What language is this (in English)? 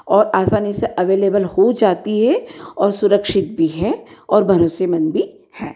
Hindi